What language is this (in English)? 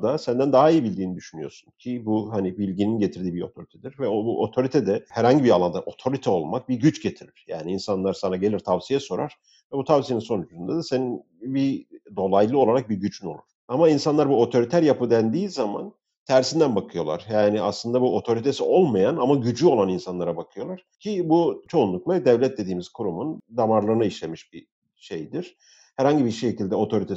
Turkish